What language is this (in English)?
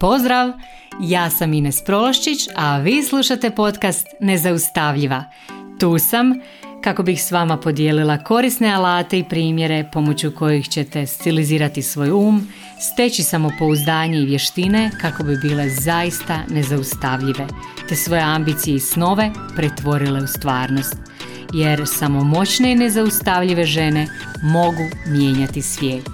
Croatian